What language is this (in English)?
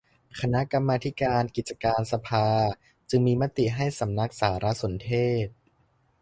Thai